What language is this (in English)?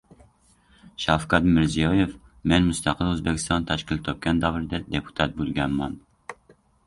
Uzbek